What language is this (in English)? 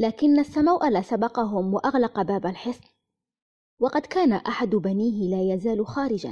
Arabic